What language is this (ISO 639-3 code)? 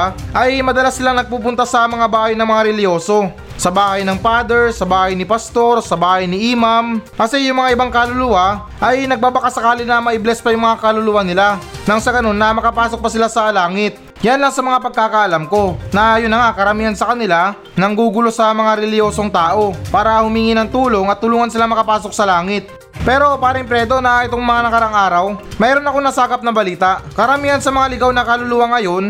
fil